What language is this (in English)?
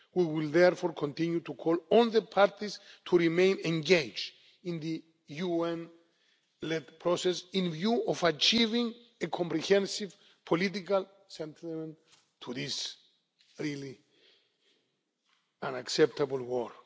English